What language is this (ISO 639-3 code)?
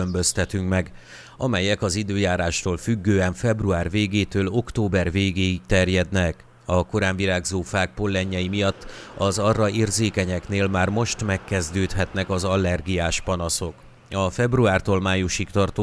hun